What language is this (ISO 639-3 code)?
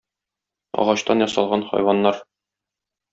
tat